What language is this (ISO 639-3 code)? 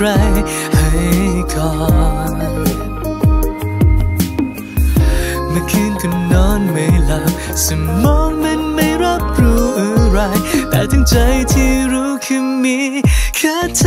tha